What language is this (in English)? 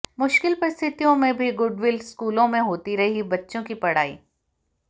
Hindi